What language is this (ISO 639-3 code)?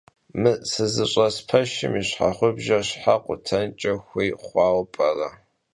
kbd